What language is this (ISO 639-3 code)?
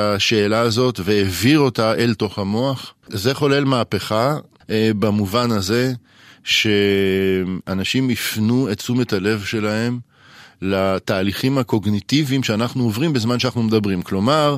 heb